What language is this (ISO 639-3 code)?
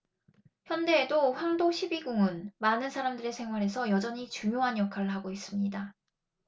kor